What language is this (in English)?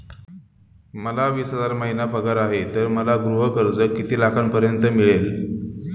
Marathi